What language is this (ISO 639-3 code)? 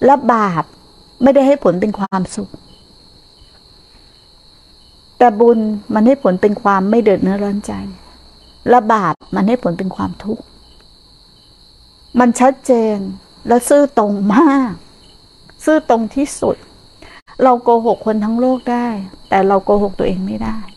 tha